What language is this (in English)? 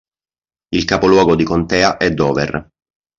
Italian